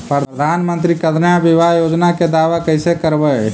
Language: Magahi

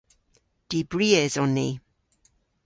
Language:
Cornish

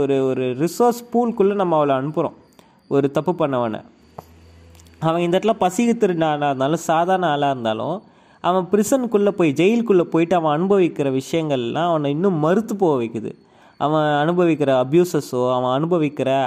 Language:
Tamil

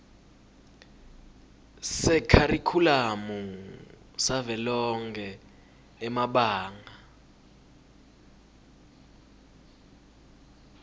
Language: Swati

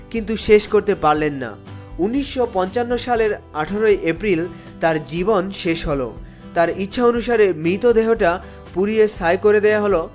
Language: Bangla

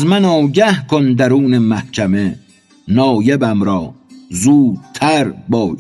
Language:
Persian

